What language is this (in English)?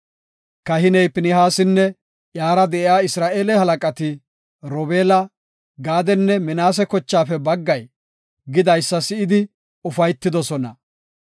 Gofa